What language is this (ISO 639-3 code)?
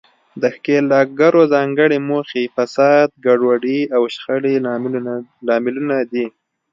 pus